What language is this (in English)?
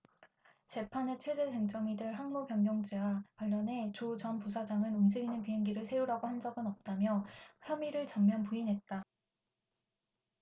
Korean